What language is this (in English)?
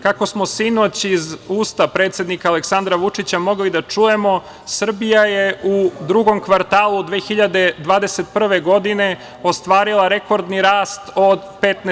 Serbian